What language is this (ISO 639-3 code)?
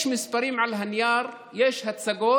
heb